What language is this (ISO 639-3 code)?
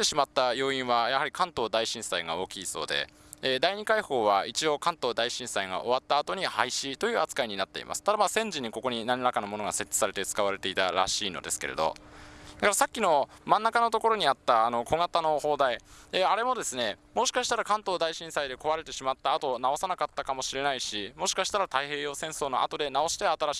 jpn